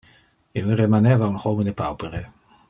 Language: Interlingua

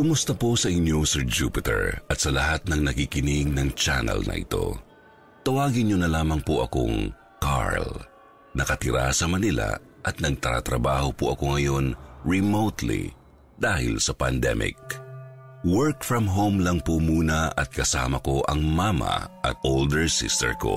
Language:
Filipino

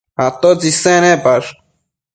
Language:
Matsés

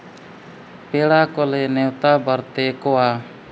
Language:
Santali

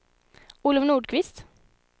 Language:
Swedish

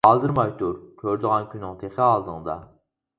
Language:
Uyghur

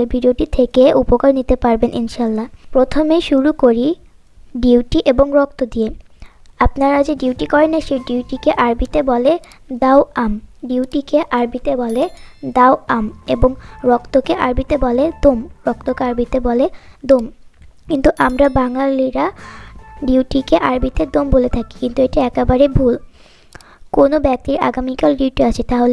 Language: Bangla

